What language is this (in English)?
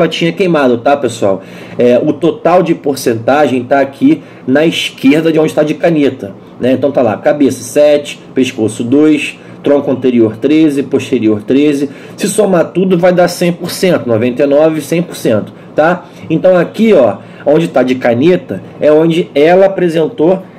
Portuguese